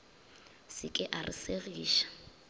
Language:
Northern Sotho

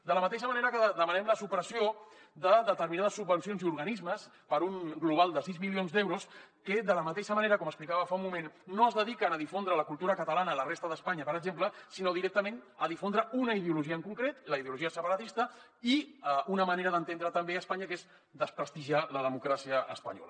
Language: Catalan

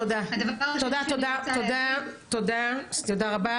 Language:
Hebrew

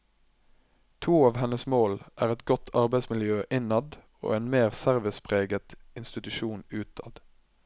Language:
Norwegian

